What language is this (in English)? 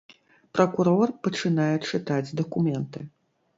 Belarusian